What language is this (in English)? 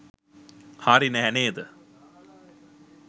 Sinhala